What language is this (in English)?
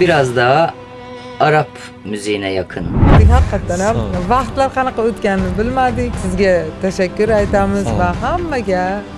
Turkish